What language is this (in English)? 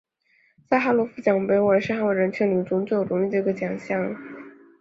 Chinese